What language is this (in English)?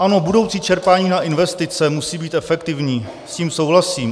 Czech